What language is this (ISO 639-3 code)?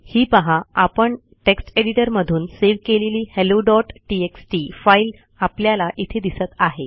mar